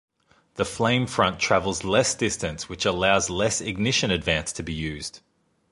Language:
English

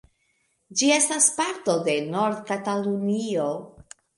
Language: Esperanto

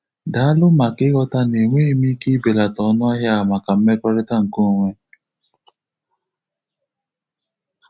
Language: Igbo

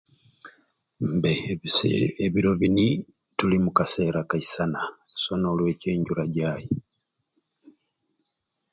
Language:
Ruuli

